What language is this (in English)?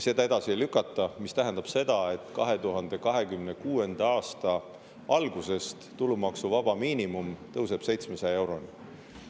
Estonian